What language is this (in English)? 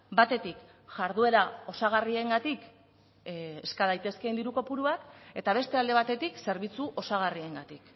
Basque